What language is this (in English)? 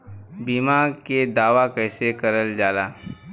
Bhojpuri